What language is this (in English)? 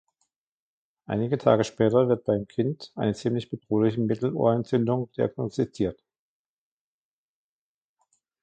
German